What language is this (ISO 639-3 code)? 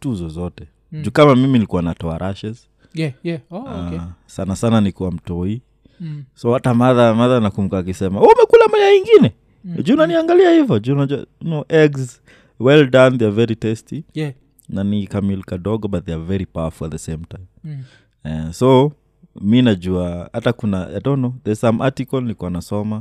swa